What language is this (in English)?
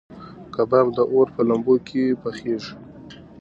Pashto